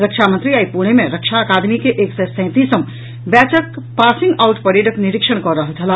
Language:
Maithili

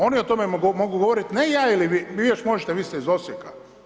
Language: Croatian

